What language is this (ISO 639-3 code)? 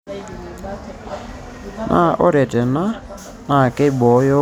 mas